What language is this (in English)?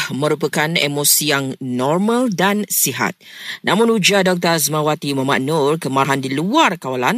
Malay